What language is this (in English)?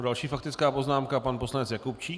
Czech